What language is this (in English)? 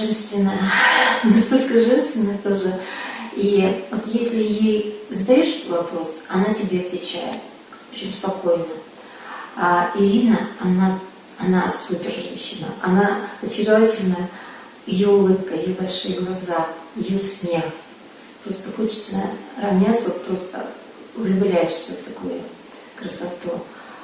Russian